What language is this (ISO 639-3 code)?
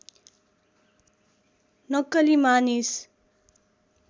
nep